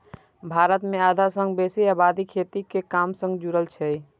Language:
Maithili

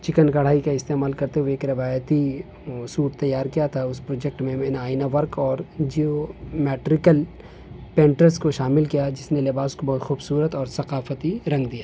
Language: Urdu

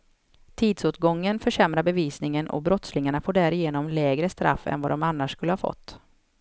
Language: Swedish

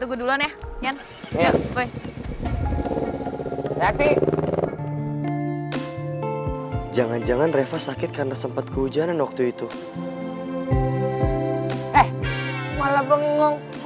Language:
Indonesian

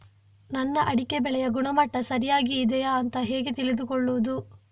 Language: Kannada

